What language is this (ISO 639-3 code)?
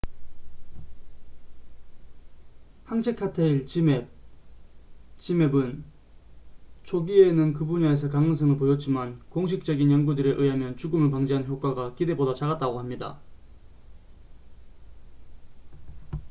kor